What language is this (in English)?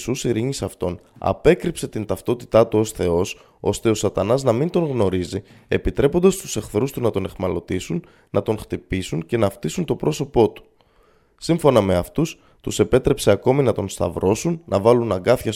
Greek